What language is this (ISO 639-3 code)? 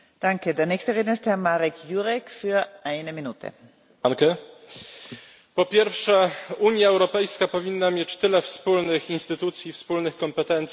pol